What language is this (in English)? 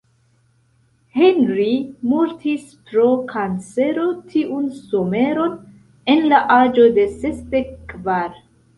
Esperanto